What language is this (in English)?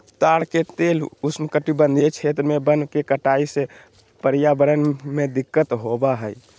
Magahi